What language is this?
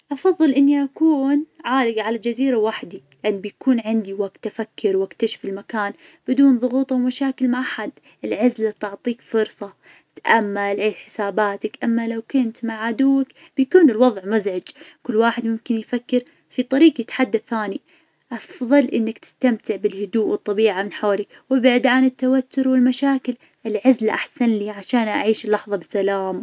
Najdi Arabic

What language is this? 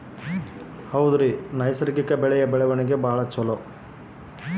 Kannada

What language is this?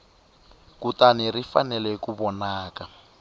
Tsonga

